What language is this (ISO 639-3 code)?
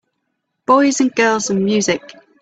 eng